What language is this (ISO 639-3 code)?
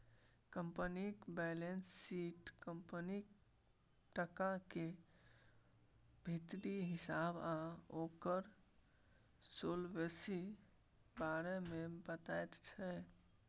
mai